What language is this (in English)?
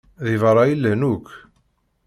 Kabyle